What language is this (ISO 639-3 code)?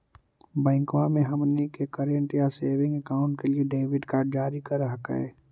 mag